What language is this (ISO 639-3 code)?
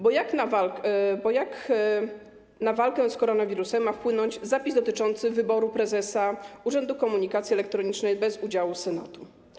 pol